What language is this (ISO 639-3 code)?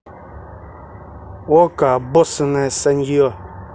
rus